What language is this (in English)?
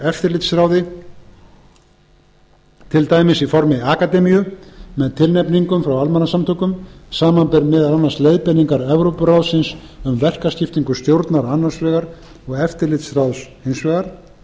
Icelandic